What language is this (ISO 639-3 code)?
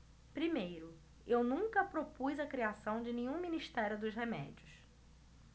por